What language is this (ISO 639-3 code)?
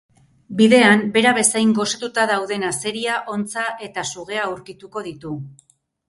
eus